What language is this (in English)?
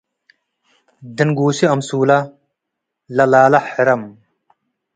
Tigre